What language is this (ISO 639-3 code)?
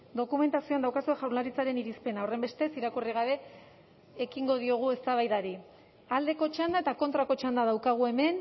eus